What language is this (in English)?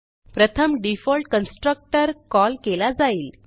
Marathi